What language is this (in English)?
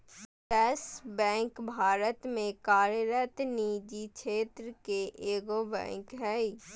Magahi